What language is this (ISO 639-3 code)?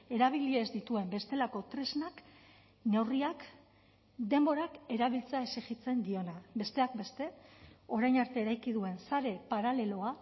eus